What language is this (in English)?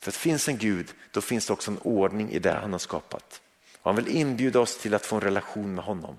Swedish